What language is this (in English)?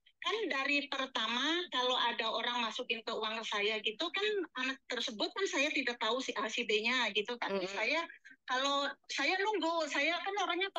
Indonesian